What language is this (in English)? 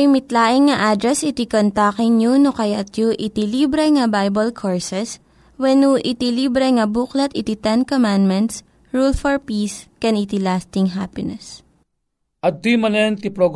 Filipino